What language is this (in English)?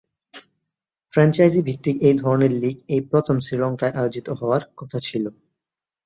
Bangla